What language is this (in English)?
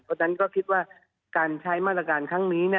Thai